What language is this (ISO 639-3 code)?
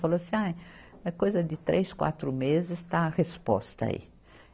por